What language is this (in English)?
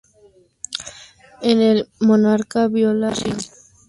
Spanish